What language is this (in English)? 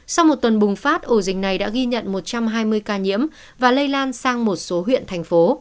Vietnamese